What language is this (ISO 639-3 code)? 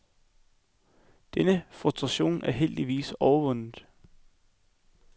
dan